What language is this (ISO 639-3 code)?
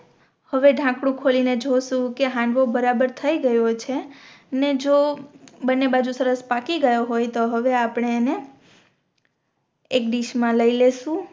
guj